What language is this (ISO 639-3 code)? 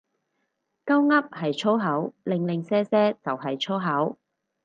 yue